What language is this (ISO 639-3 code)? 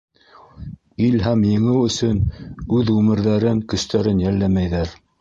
bak